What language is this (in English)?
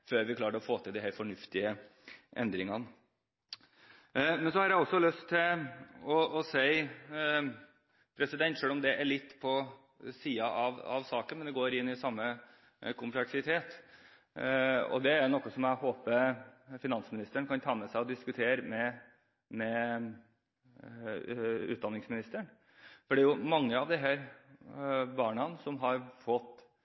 Norwegian Bokmål